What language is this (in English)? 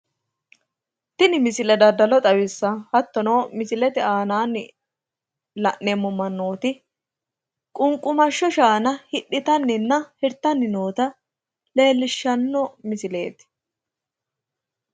Sidamo